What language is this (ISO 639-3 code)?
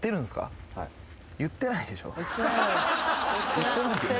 jpn